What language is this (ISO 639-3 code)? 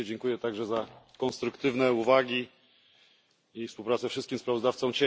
pol